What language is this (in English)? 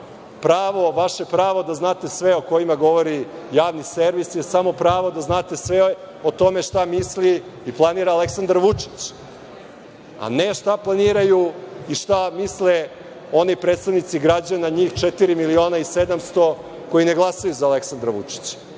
Serbian